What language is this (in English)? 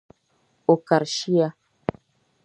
Dagbani